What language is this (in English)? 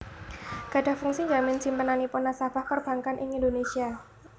Javanese